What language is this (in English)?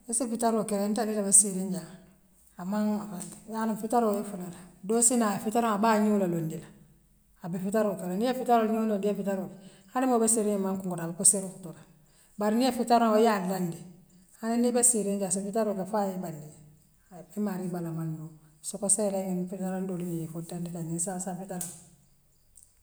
Western Maninkakan